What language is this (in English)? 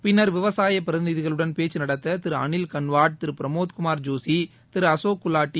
Tamil